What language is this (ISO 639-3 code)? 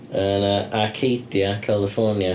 cym